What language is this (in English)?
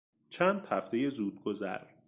Persian